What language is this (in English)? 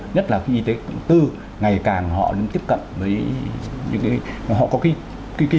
Vietnamese